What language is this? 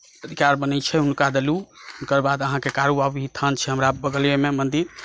Maithili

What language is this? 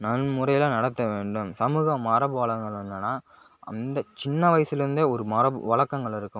Tamil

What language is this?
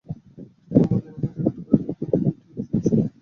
Bangla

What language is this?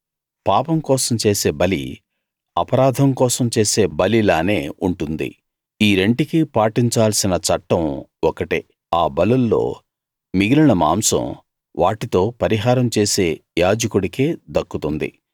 Telugu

